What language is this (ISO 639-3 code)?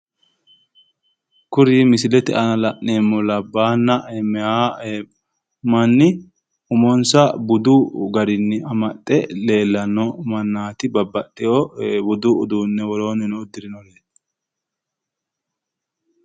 sid